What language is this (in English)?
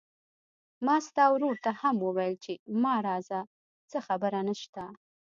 Pashto